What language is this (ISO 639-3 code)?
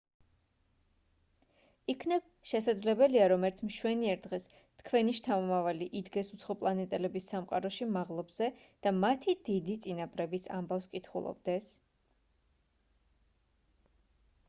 kat